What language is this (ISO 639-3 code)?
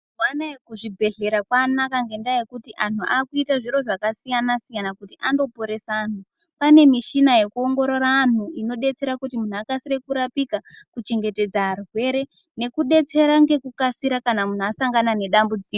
ndc